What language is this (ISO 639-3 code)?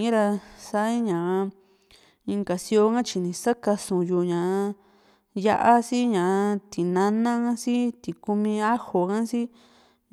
vmc